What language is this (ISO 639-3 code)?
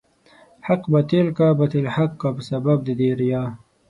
pus